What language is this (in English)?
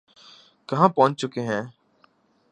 Urdu